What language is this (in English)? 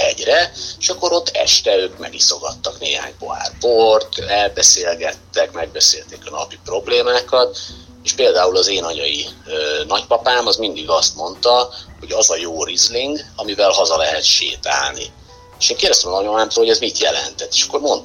Hungarian